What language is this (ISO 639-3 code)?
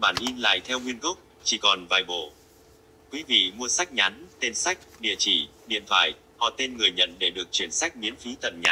vie